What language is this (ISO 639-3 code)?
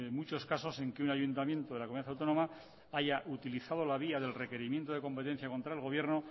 spa